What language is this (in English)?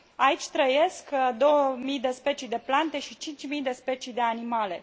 Romanian